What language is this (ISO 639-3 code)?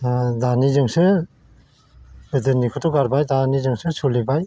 brx